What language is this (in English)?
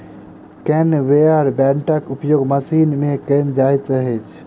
Maithili